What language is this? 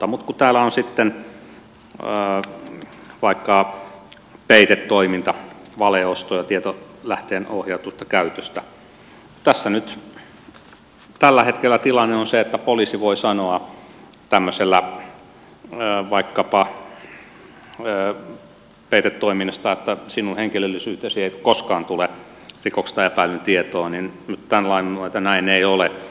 Finnish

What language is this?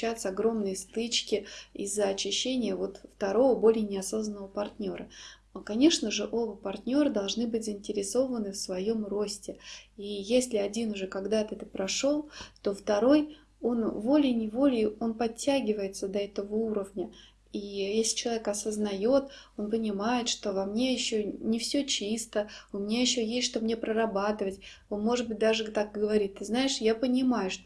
Russian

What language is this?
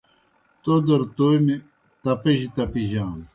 Kohistani Shina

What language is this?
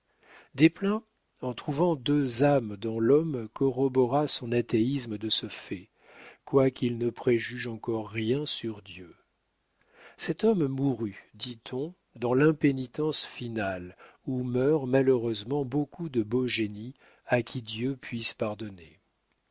French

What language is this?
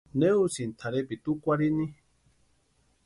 Western Highland Purepecha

